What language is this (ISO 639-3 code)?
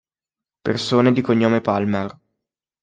ita